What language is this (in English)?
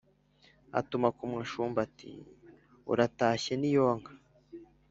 Kinyarwanda